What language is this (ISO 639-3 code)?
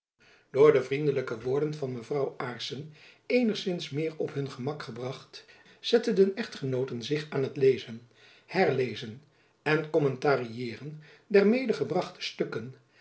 nld